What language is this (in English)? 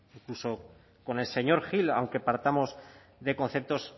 Spanish